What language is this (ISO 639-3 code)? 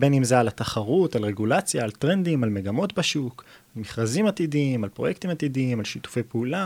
heb